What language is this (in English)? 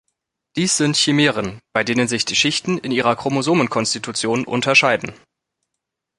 German